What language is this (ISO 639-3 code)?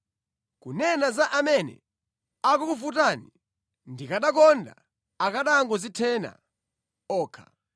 nya